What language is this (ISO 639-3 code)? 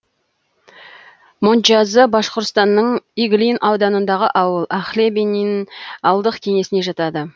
kaz